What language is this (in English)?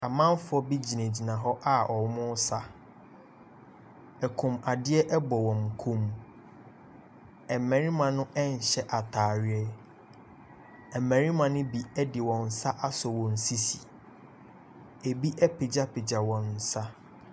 Akan